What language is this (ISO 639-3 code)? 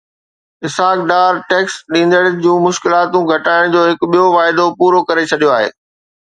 snd